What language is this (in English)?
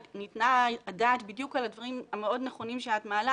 Hebrew